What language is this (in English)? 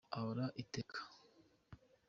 Kinyarwanda